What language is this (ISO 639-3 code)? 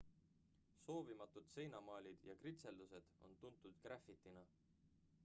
est